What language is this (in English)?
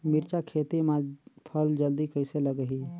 Chhattisgarhi